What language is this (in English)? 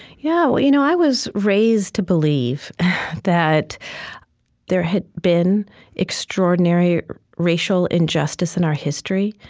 English